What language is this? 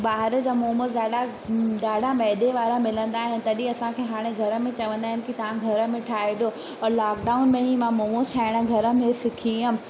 Sindhi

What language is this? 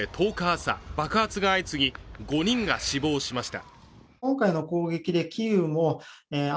Japanese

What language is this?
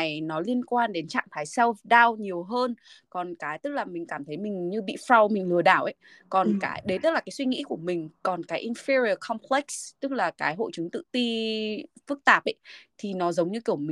Vietnamese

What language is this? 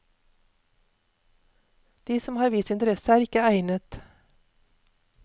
Norwegian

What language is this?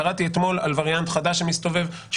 Hebrew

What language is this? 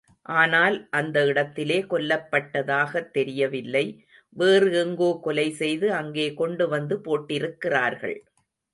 Tamil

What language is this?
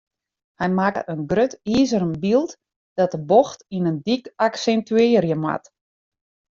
Western Frisian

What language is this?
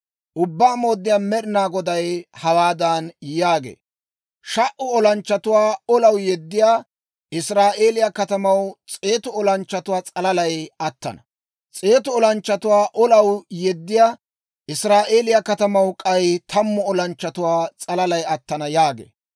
Dawro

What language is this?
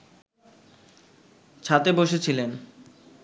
Bangla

